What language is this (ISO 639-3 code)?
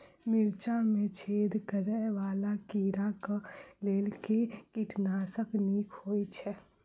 mai